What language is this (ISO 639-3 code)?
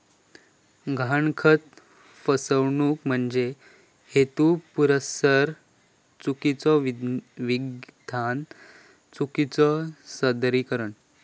mar